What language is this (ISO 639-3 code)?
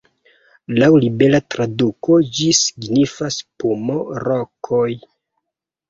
epo